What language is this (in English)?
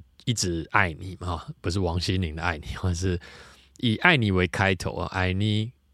Chinese